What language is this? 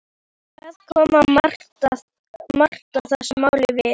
Icelandic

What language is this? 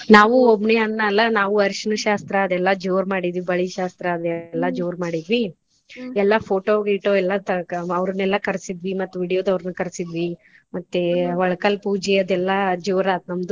Kannada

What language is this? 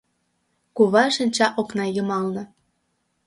Mari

